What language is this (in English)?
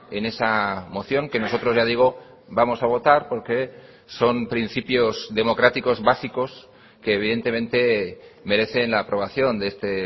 Spanish